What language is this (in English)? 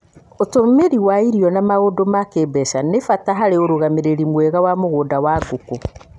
Kikuyu